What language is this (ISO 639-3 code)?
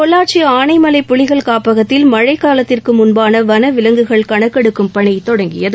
tam